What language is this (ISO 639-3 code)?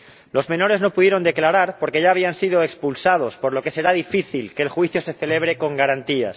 spa